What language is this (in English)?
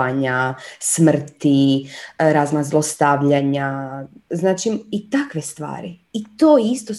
Croatian